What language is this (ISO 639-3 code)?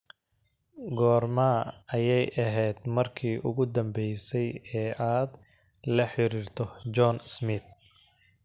som